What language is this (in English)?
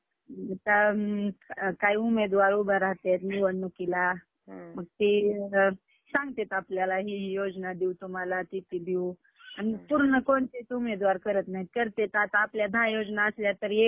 Marathi